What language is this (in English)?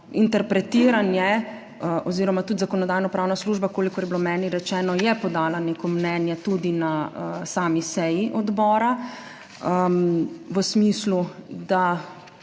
Slovenian